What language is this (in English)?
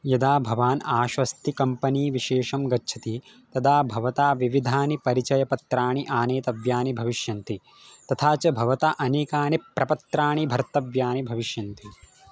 Sanskrit